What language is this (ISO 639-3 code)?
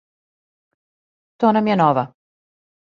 srp